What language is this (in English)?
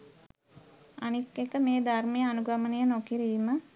Sinhala